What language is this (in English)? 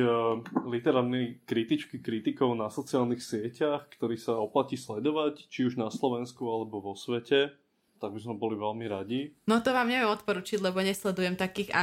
Slovak